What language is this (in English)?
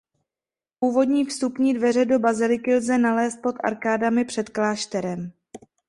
Czech